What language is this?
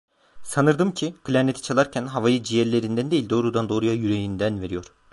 Turkish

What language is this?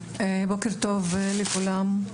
Hebrew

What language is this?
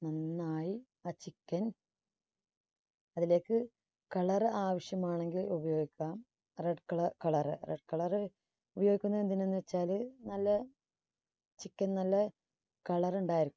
Malayalam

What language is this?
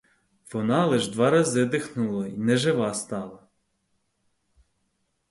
Ukrainian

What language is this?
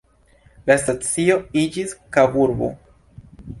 Esperanto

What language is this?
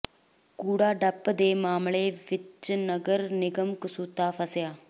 Punjabi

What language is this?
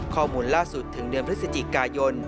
Thai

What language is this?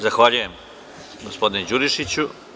Serbian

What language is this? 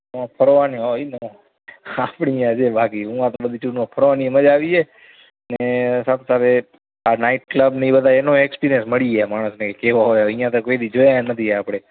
Gujarati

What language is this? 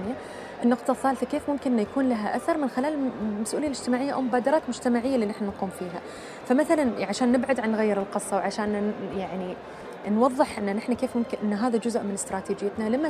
Arabic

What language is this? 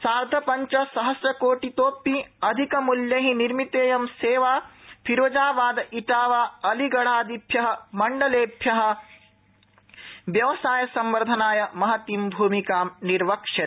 Sanskrit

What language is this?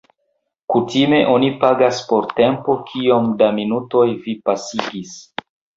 Esperanto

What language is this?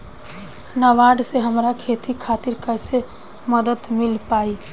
Bhojpuri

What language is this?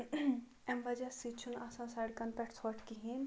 Kashmiri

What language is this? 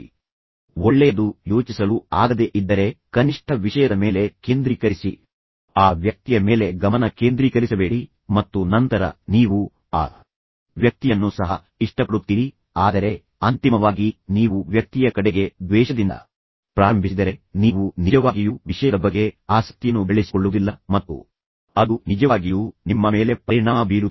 Kannada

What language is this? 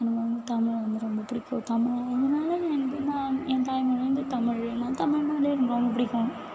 Tamil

